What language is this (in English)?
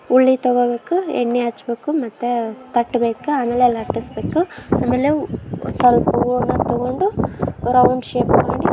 Kannada